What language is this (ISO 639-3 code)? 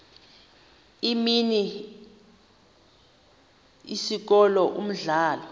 xho